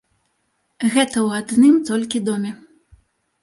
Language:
Belarusian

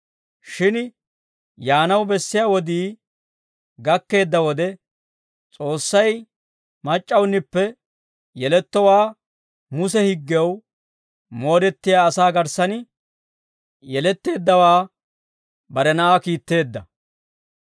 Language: Dawro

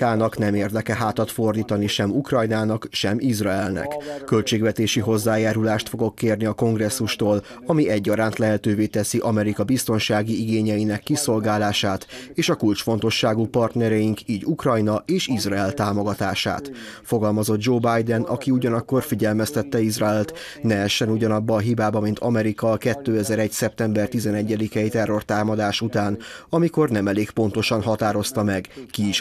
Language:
Hungarian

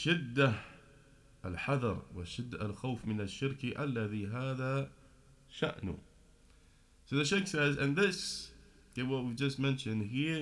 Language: English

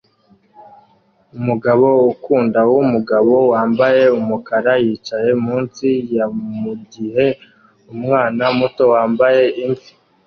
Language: Kinyarwanda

